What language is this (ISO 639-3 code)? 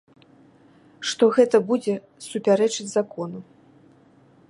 bel